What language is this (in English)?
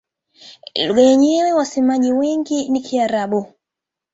Swahili